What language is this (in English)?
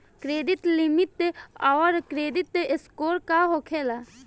Bhojpuri